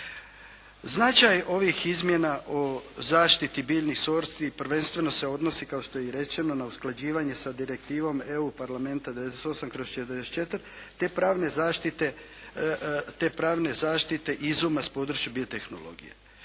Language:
Croatian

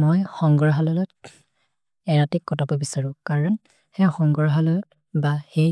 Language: Maria (India)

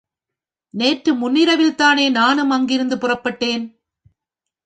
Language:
Tamil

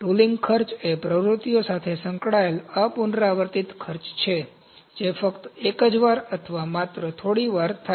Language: Gujarati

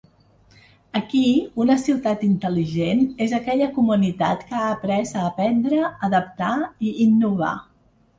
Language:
Catalan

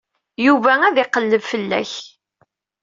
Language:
Kabyle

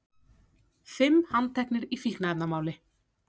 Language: Icelandic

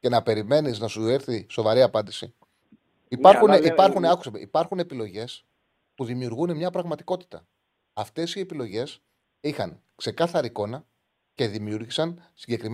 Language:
Greek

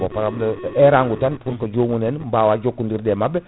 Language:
Fula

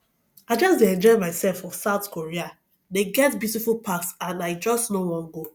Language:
Nigerian Pidgin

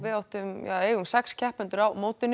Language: Icelandic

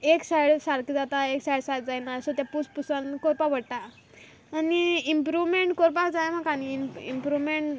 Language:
Konkani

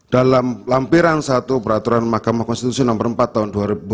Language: Indonesian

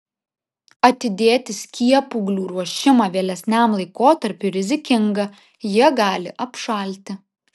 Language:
Lithuanian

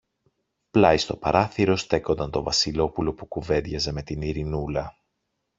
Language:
Greek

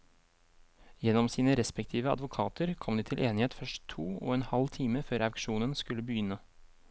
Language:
Norwegian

